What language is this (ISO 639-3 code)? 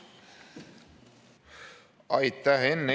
est